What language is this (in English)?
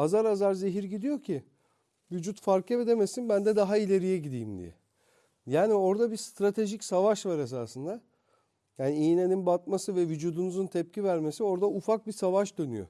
Turkish